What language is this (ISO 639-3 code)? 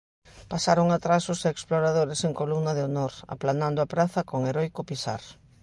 glg